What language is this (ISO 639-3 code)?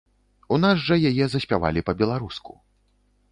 bel